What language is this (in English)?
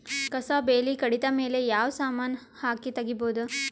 Kannada